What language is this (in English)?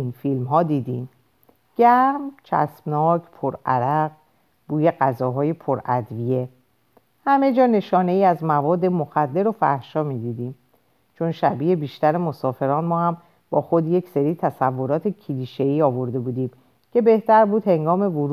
Persian